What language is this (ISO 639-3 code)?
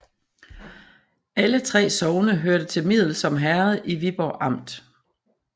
dan